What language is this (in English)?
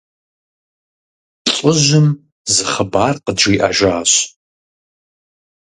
Kabardian